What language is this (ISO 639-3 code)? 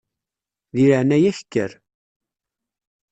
kab